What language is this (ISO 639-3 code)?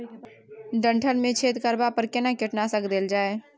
mai